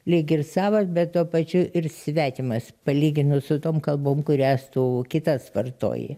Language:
Lithuanian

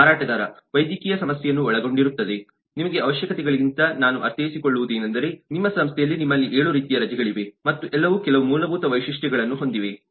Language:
Kannada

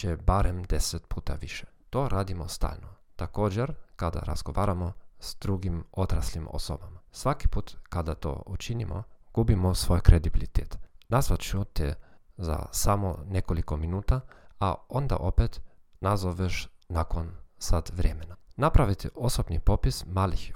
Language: Croatian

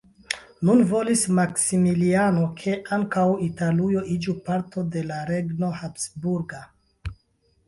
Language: Esperanto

